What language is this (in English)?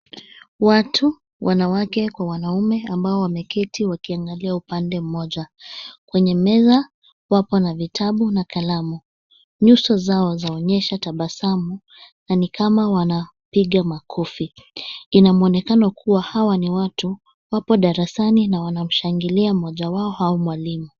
Swahili